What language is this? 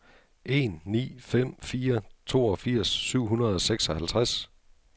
Danish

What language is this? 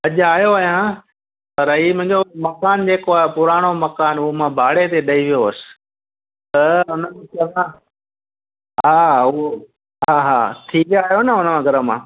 Sindhi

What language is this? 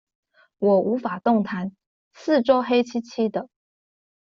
Chinese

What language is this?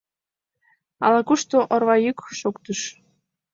Mari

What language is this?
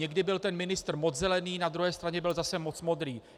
Czech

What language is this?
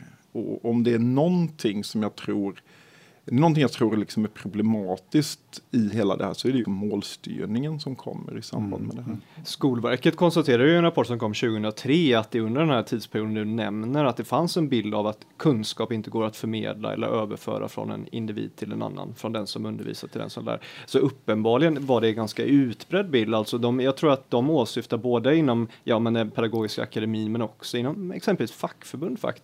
Swedish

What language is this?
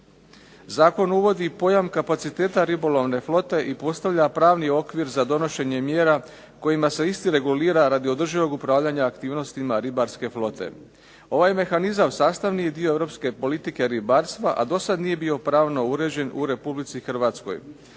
Croatian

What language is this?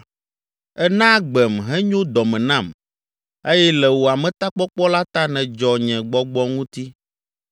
Ewe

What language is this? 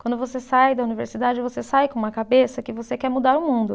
Portuguese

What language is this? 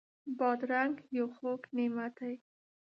Pashto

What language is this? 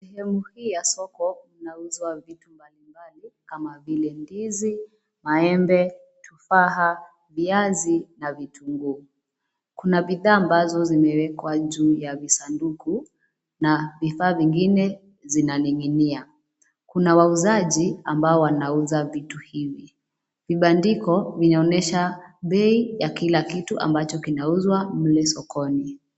Swahili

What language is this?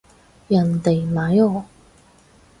Cantonese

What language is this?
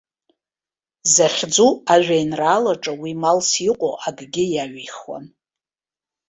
Abkhazian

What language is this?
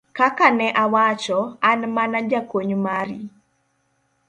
Luo (Kenya and Tanzania)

